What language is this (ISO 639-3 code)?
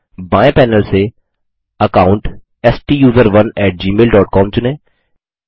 hin